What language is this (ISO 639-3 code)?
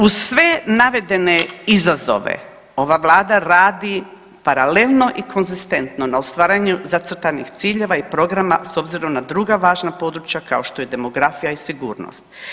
hrv